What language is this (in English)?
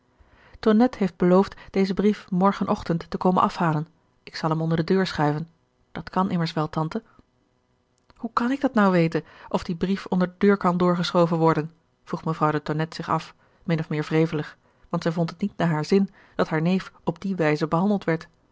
Dutch